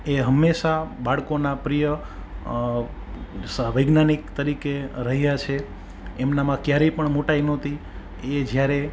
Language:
Gujarati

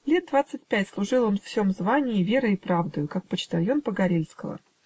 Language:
Russian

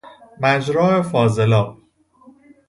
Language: Persian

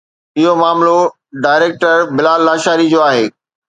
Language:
Sindhi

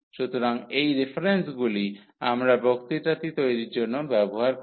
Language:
Bangla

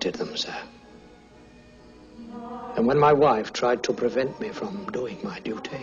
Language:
Swedish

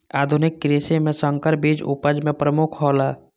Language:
Maithili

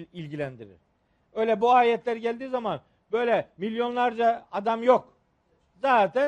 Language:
Turkish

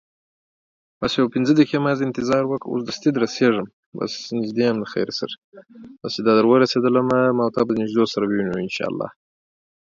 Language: English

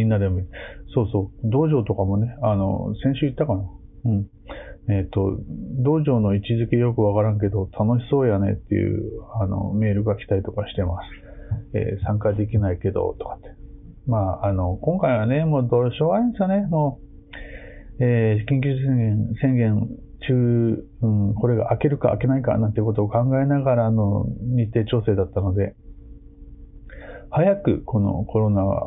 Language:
Japanese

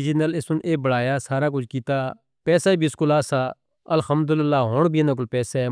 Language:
Northern Hindko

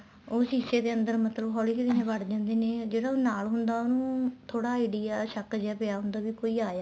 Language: Punjabi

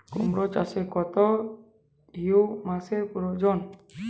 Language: Bangla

